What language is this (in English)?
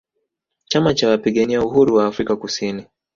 Swahili